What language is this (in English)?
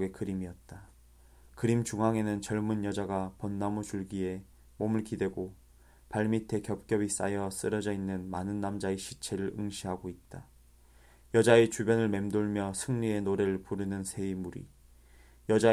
Korean